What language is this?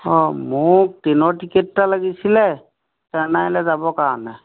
Assamese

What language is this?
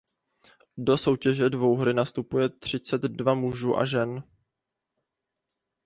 Czech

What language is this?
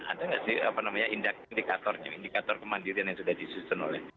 Indonesian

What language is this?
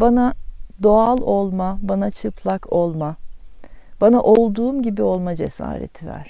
Turkish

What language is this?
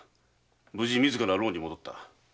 Japanese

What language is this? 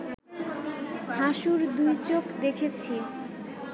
Bangla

